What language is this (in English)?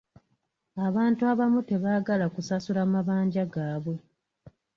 Ganda